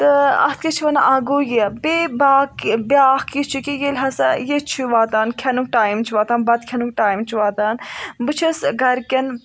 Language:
Kashmiri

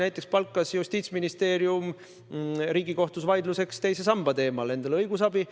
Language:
Estonian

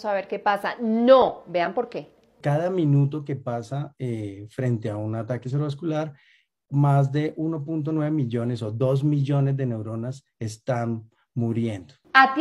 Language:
Spanish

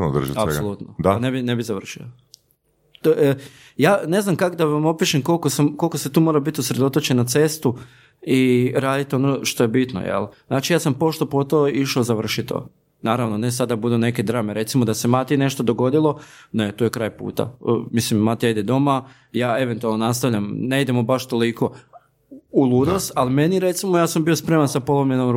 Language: Croatian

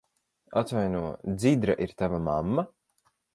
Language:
Latvian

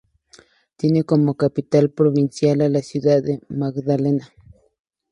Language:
Spanish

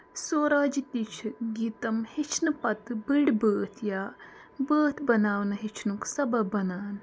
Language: Kashmiri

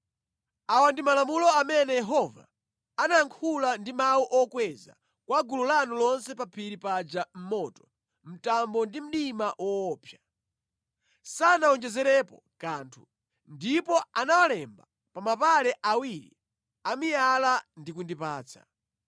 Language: Nyanja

